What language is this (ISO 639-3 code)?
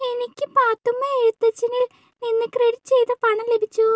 mal